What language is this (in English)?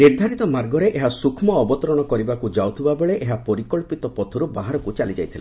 Odia